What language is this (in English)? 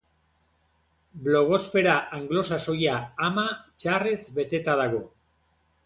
Basque